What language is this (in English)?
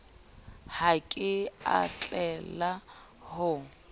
Southern Sotho